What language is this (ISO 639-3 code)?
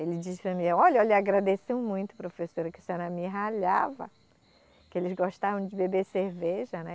por